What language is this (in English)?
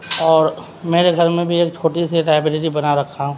Urdu